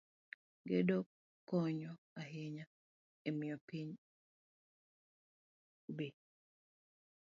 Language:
Luo (Kenya and Tanzania)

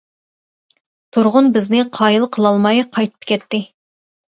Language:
Uyghur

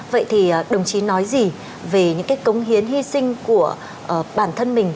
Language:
Vietnamese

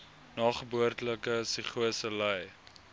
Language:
Afrikaans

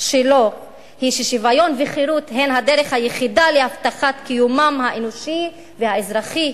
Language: Hebrew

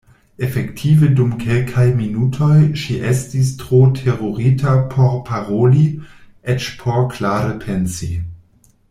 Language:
Esperanto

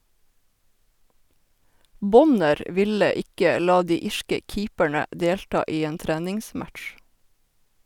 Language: Norwegian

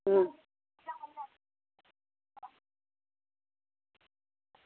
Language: Dogri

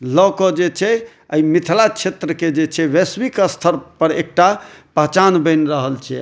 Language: Maithili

